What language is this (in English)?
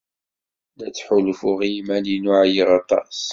Kabyle